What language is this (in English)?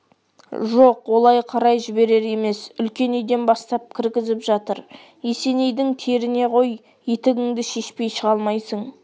Kazakh